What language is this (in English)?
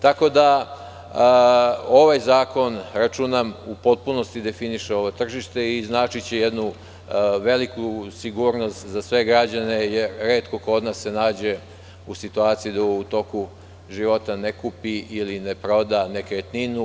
Serbian